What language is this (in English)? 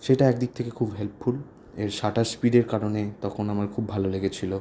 Bangla